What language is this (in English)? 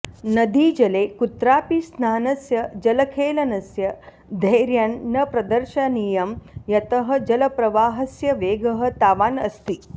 Sanskrit